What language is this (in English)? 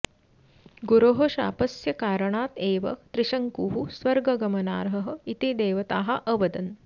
Sanskrit